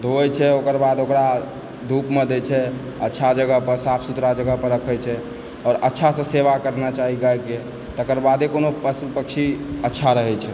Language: Maithili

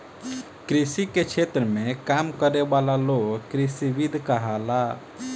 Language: Bhojpuri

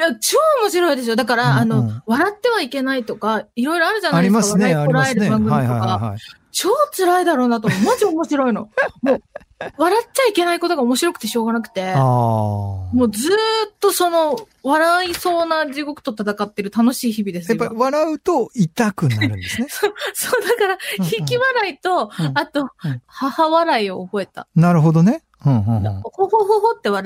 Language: Japanese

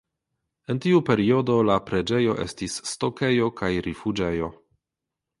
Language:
Esperanto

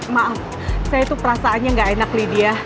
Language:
Indonesian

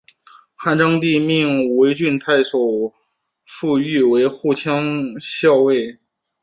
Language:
Chinese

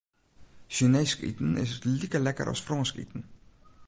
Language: Western Frisian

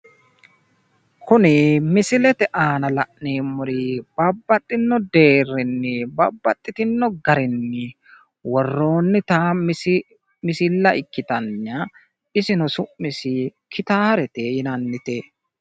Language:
Sidamo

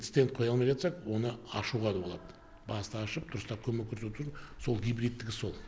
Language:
Kazakh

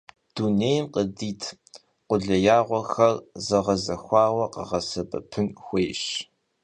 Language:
Kabardian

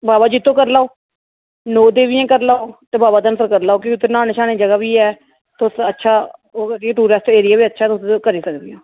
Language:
Dogri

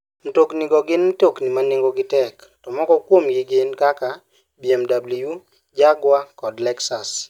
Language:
Luo (Kenya and Tanzania)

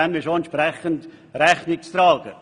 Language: Swiss German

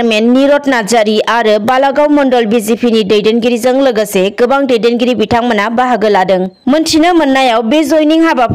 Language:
Hindi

